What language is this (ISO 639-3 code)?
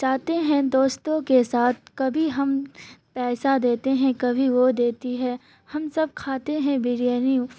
urd